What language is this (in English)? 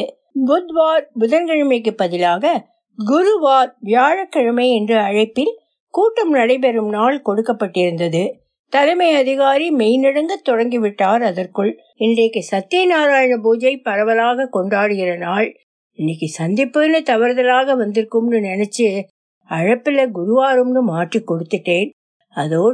Tamil